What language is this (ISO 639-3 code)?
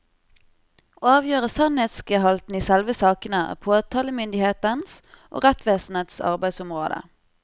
nor